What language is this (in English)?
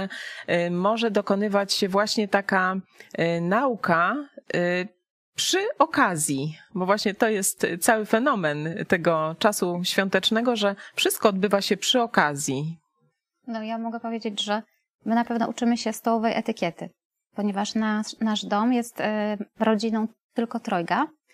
Polish